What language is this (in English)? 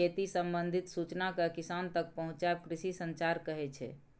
Maithili